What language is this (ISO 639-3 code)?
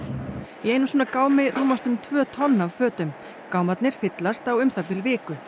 isl